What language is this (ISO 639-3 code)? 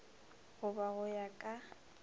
nso